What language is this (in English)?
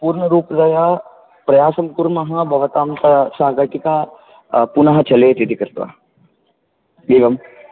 Sanskrit